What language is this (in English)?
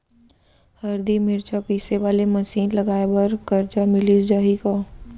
Chhattisgarhi